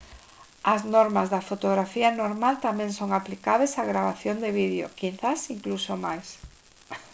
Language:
Galician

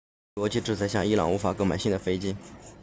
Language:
Chinese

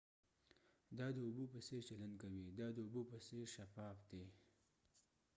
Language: Pashto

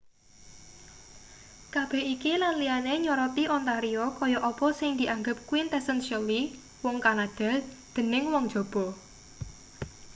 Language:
Javanese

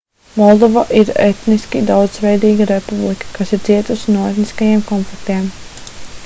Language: Latvian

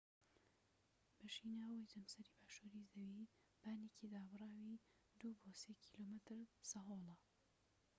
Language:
Central Kurdish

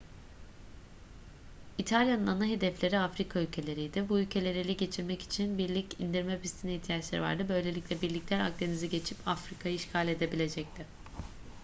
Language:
Turkish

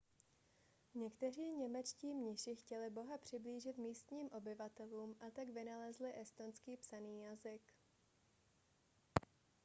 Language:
Czech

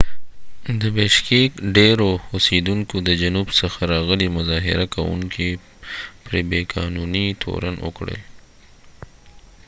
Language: Pashto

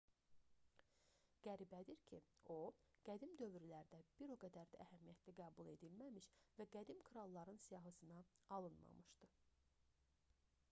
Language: Azerbaijani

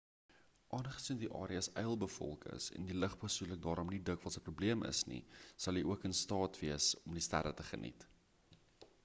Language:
Afrikaans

